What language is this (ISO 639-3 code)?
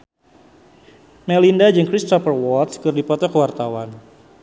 sun